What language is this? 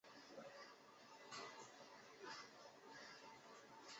Chinese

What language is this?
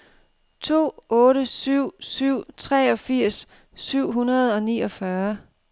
Danish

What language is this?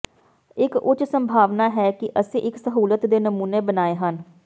Punjabi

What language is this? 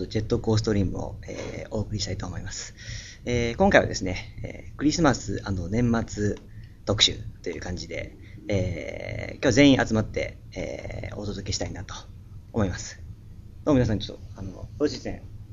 Japanese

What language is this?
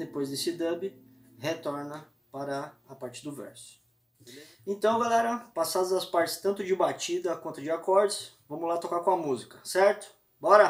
Portuguese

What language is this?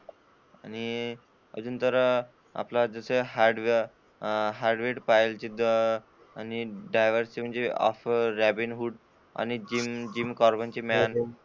Marathi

